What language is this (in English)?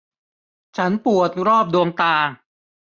Thai